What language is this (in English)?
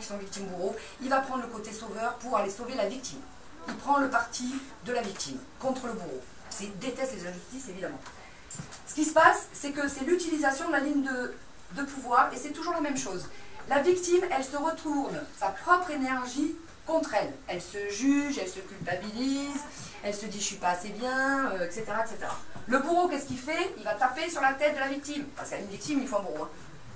French